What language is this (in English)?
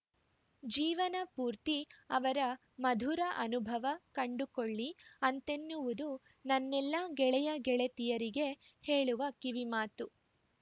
Kannada